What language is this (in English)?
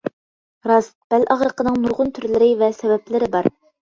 Uyghur